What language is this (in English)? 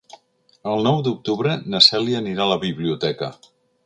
Catalan